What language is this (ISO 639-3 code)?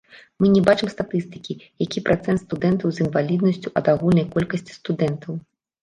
bel